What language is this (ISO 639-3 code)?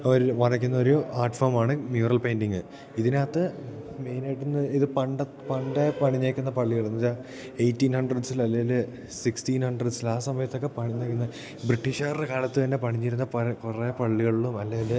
mal